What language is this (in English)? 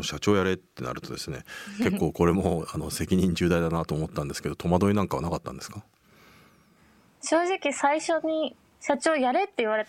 Japanese